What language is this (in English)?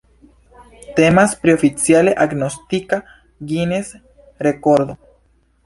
Esperanto